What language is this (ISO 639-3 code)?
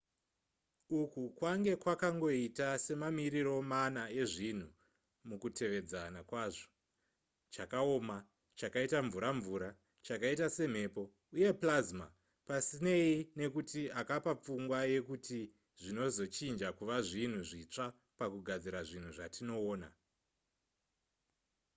sna